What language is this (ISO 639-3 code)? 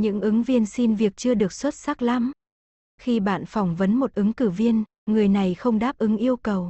vie